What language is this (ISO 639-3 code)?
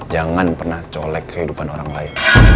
ind